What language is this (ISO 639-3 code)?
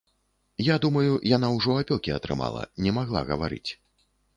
bel